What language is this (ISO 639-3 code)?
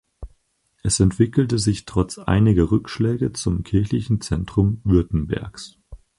deu